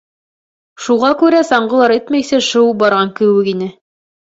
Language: Bashkir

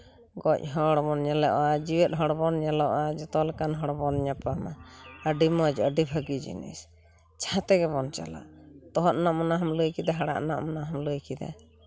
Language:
Santali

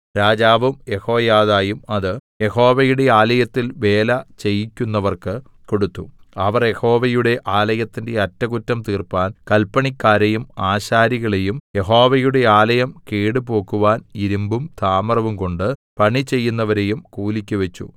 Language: Malayalam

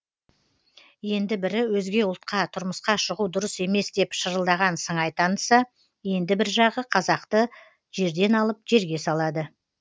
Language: Kazakh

